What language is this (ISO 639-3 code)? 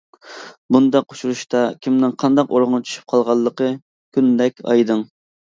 uig